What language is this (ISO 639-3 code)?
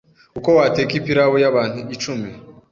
kin